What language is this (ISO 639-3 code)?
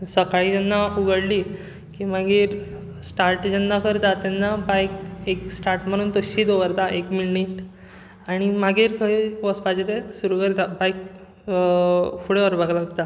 kok